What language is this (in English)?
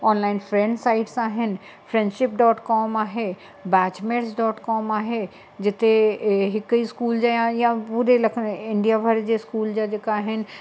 Sindhi